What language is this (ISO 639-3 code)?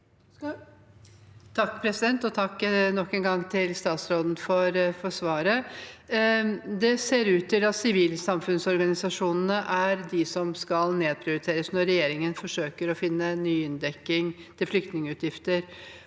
nor